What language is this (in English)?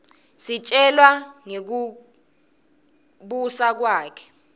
Swati